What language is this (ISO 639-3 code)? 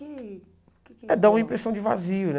por